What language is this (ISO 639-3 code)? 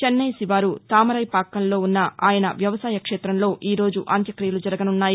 tel